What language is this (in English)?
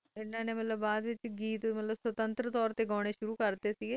Punjabi